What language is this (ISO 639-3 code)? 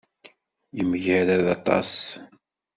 kab